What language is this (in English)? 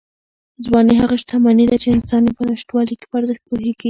Pashto